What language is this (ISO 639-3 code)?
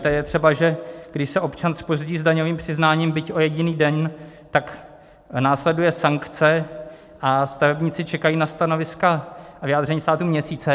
ces